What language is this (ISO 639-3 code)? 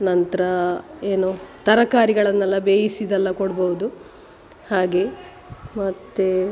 kan